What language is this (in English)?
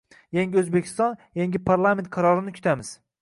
Uzbek